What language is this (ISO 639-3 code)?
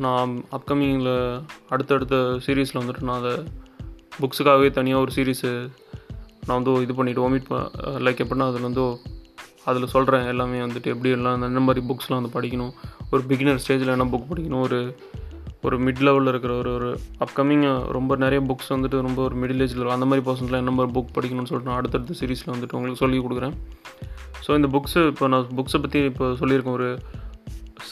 tam